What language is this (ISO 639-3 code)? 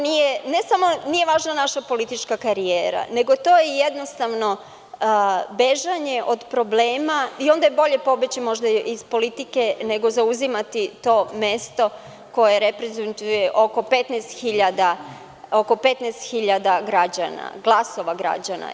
srp